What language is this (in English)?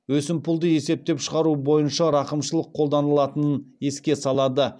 Kazakh